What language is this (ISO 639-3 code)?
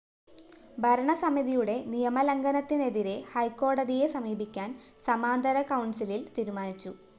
mal